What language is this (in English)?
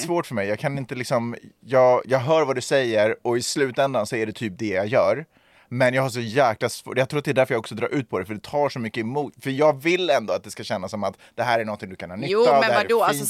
Swedish